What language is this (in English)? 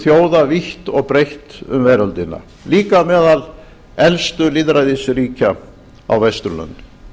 Icelandic